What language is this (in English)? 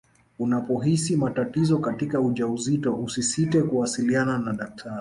Swahili